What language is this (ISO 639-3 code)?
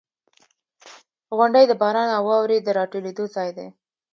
pus